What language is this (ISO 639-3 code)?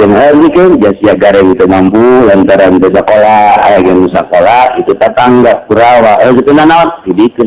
ind